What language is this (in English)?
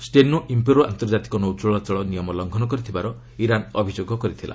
Odia